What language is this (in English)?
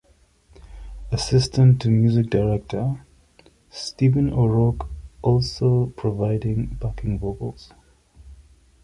English